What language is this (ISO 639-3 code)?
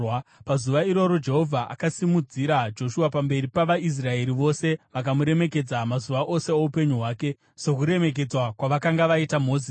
sna